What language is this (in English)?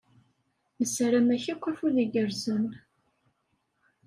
Kabyle